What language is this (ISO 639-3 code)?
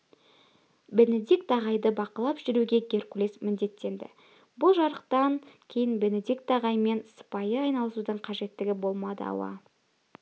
kaz